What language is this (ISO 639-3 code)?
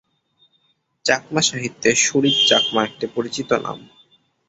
ben